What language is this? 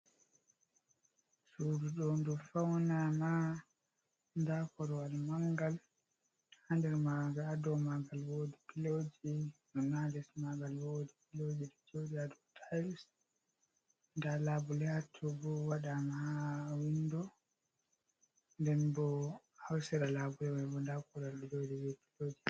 Fula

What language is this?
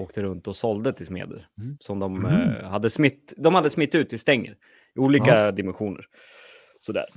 Swedish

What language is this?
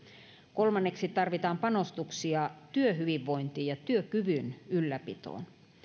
Finnish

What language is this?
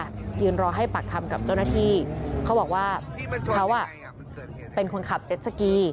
Thai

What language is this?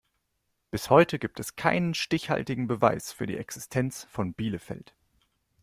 German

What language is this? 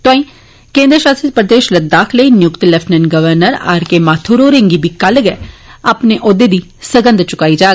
Dogri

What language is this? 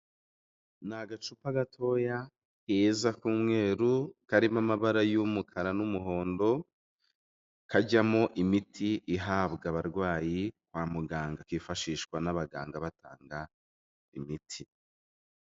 Kinyarwanda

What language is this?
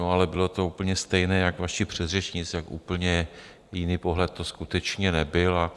Czech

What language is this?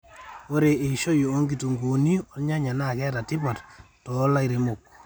Masai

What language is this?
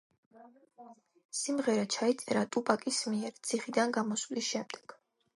Georgian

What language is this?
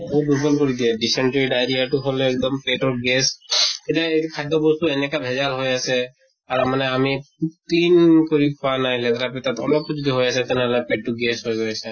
Assamese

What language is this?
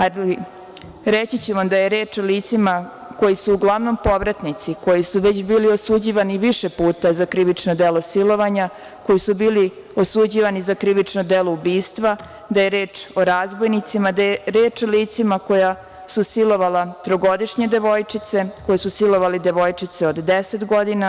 Serbian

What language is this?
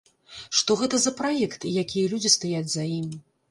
Belarusian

